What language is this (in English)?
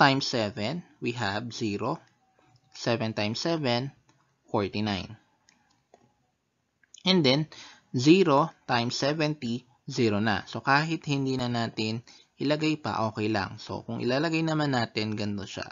Filipino